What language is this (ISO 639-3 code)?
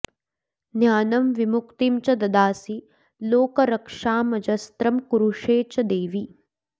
san